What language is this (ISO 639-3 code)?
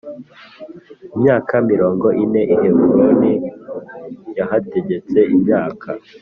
kin